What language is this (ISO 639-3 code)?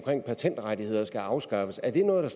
dan